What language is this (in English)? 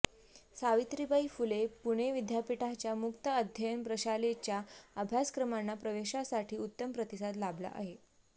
Marathi